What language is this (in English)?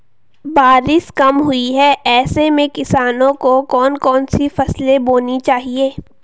Hindi